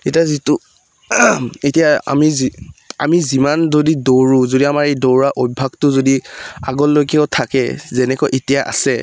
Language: Assamese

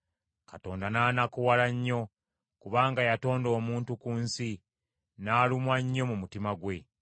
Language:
Ganda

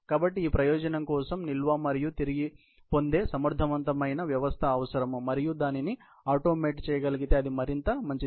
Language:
Telugu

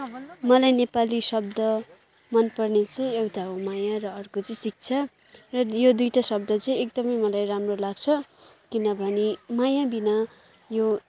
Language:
Nepali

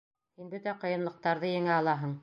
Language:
Bashkir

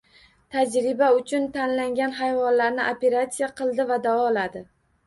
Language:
Uzbek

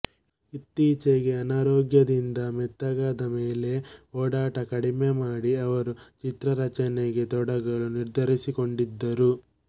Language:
Kannada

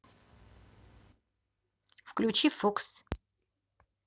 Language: Russian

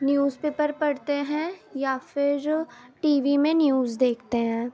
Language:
Urdu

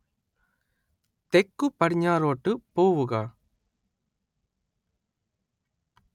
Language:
Malayalam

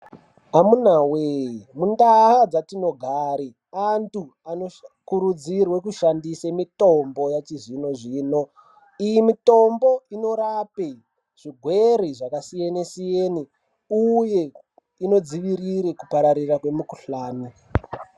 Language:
Ndau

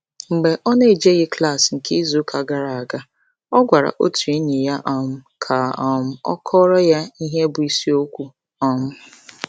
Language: Igbo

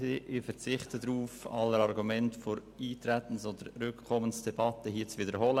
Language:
Swiss German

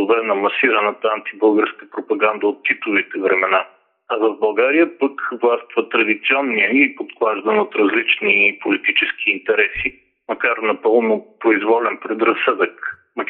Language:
Bulgarian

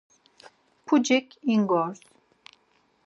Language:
Laz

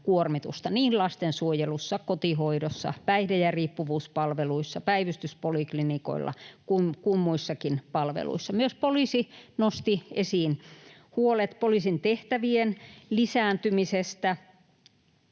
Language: Finnish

